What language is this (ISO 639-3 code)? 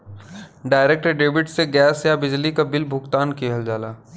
bho